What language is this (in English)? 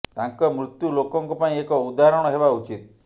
Odia